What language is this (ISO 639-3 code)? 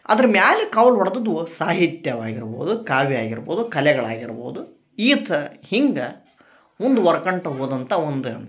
kan